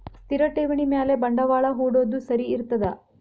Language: Kannada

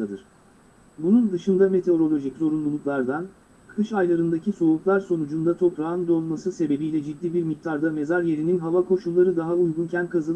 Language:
Turkish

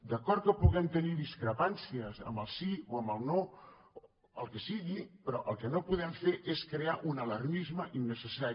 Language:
Catalan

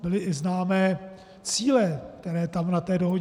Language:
Czech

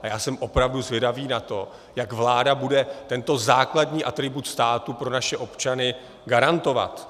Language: Czech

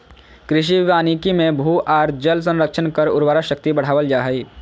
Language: Magahi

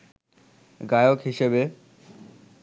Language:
Bangla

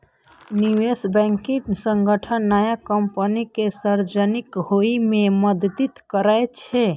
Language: Maithili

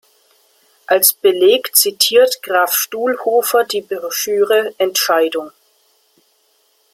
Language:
German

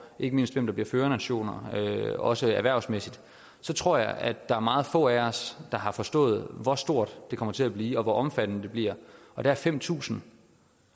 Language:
Danish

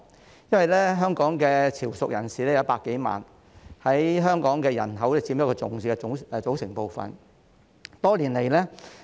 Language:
Cantonese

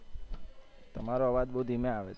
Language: Gujarati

